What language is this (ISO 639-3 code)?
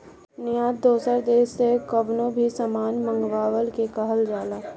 bho